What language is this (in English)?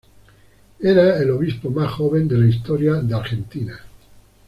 Spanish